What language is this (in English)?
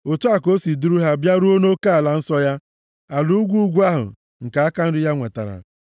Igbo